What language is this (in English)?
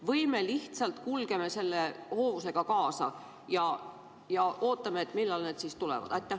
Estonian